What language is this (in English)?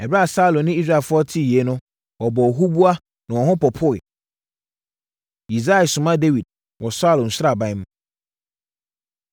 Akan